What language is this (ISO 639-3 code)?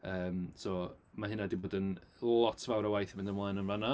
cym